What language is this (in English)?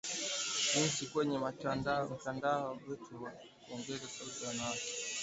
Swahili